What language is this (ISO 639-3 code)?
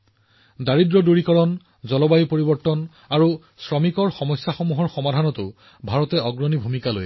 asm